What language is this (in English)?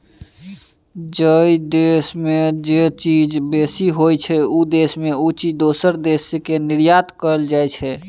Maithili